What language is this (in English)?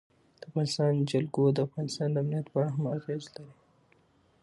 Pashto